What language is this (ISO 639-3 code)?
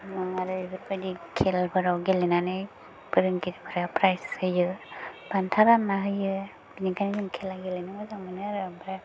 brx